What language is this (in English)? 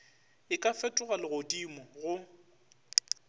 Northern Sotho